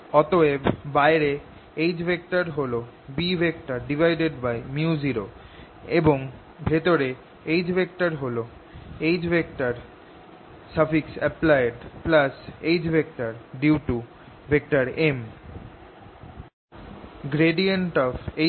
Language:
Bangla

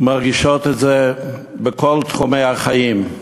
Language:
Hebrew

